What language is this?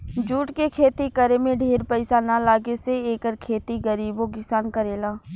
Bhojpuri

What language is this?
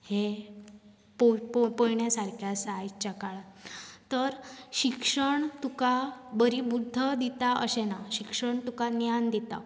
Konkani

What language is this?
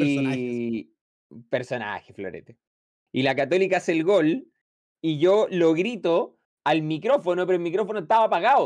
Spanish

